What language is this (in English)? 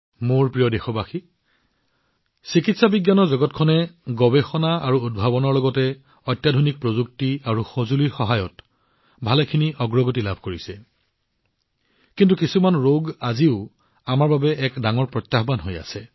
Assamese